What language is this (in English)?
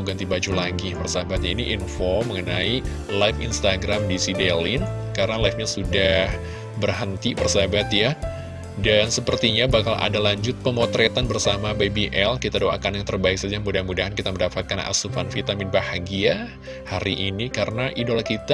Indonesian